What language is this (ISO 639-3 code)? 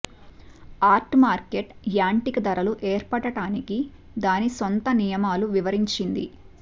tel